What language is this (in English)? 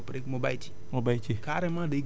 Wolof